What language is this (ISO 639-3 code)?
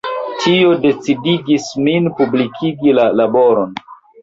epo